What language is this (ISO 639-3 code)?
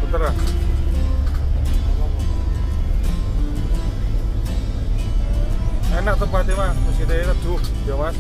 ind